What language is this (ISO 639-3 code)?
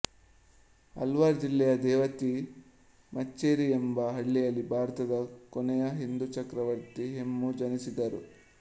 kan